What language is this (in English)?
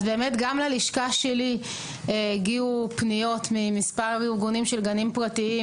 Hebrew